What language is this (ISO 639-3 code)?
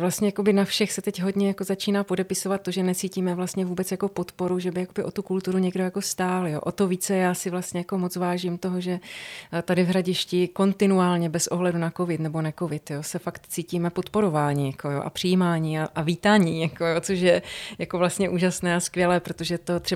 ces